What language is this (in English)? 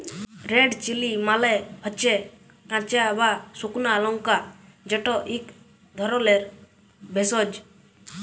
Bangla